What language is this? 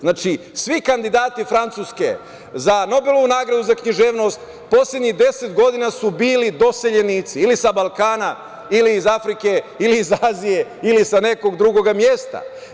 Serbian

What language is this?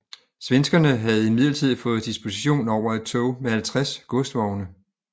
Danish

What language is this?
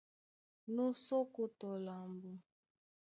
Duala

